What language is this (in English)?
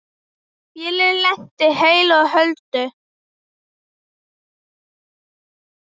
Icelandic